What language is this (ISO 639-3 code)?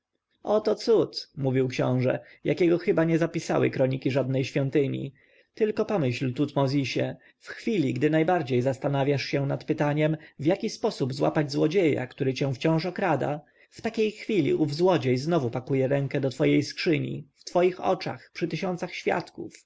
pol